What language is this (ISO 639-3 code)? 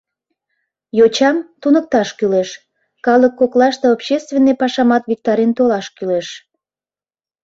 chm